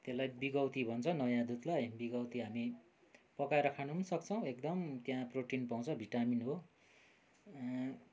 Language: Nepali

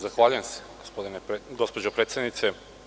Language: Serbian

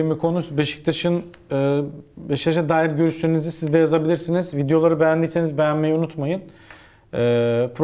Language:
Turkish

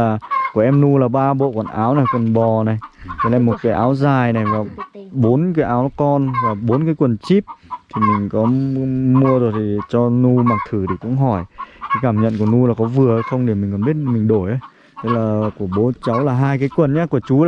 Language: Vietnamese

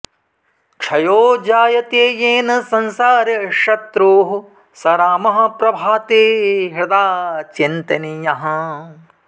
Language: Sanskrit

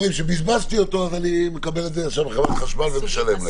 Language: Hebrew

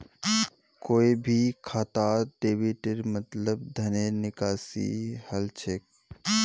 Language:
Magahi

